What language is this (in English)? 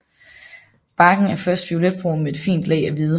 Danish